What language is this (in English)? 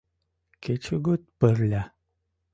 Mari